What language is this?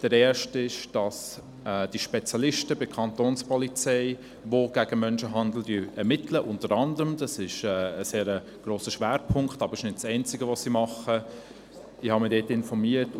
Swiss German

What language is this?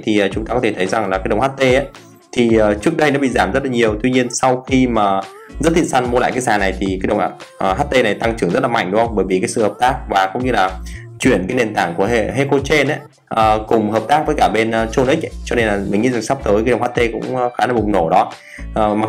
Vietnamese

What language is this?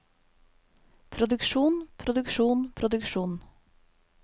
Norwegian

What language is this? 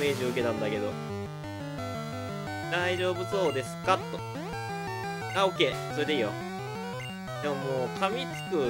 Japanese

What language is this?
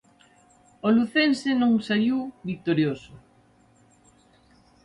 Galician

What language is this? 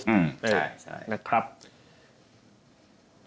Thai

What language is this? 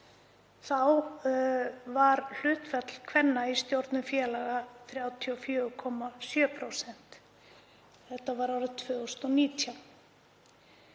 Icelandic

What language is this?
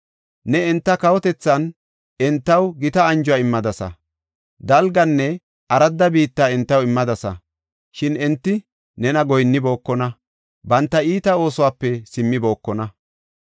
Gofa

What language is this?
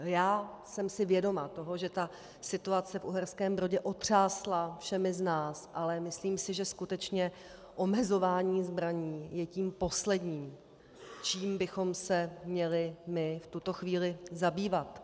Czech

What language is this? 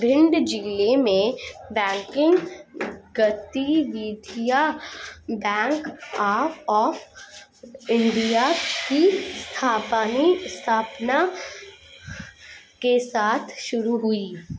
Hindi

